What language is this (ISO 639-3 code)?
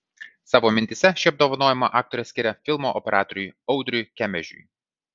lit